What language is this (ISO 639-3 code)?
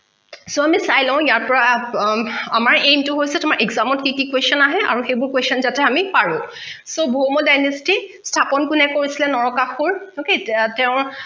asm